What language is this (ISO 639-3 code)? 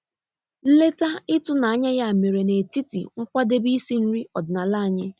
ibo